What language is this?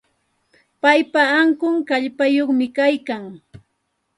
Santa Ana de Tusi Pasco Quechua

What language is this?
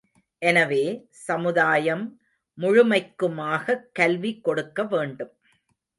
Tamil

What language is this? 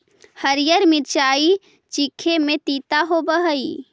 Magahi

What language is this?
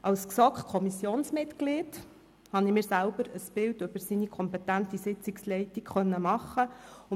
Swiss German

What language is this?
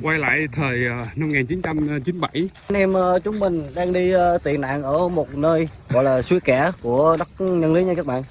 Vietnamese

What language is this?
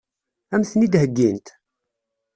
Kabyle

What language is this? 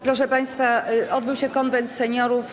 Polish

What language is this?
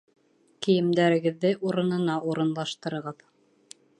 Bashkir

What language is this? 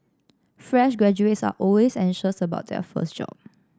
English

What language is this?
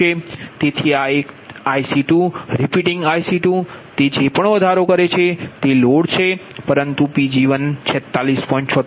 Gujarati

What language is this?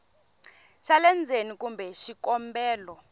Tsonga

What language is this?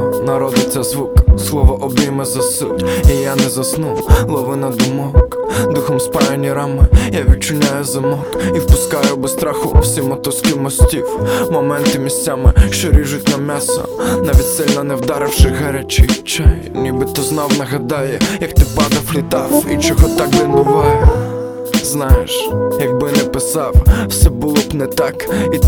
Ukrainian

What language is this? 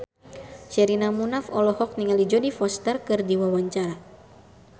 Sundanese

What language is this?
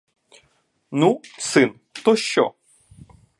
Ukrainian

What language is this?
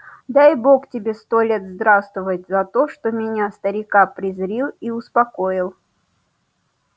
Russian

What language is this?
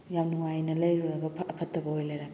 Manipuri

